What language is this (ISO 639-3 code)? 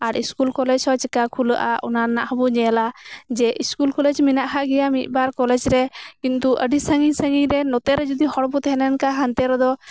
sat